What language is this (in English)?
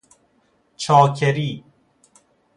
Persian